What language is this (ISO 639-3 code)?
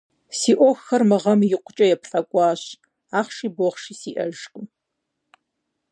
kbd